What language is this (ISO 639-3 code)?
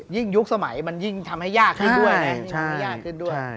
tha